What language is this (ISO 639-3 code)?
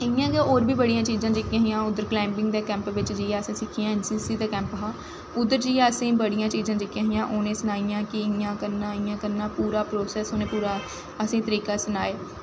doi